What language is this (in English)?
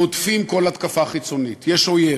Hebrew